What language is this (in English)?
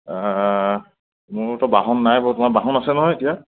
Assamese